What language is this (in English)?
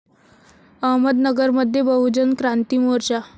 Marathi